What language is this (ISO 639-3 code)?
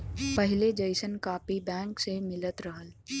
bho